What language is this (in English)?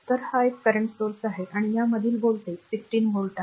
Marathi